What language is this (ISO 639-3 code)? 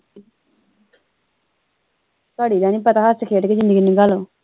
pan